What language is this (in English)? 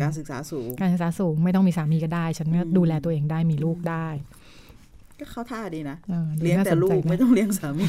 Thai